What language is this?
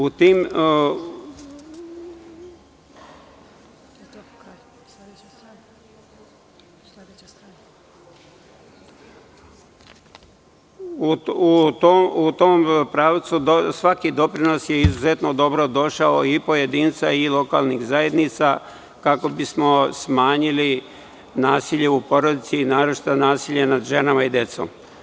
Serbian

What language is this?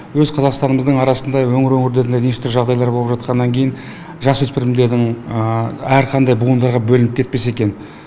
Kazakh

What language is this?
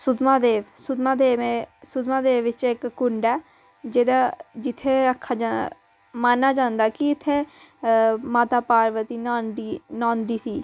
Dogri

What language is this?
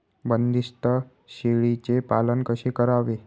Marathi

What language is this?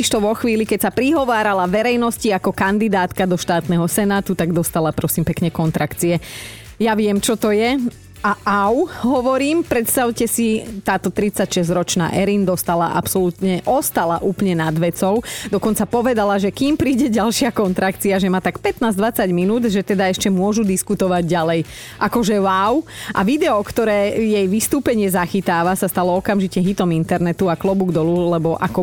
Slovak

